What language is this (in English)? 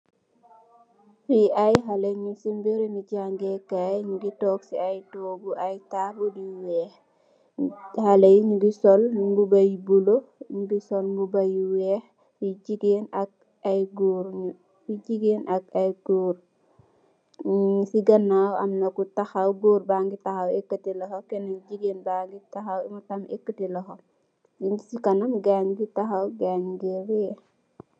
Wolof